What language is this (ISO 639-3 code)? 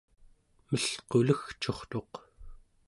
esu